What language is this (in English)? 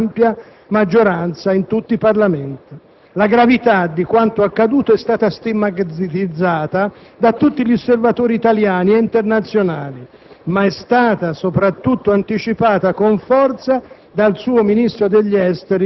Italian